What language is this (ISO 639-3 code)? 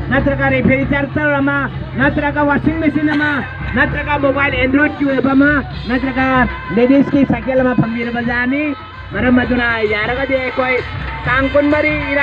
tha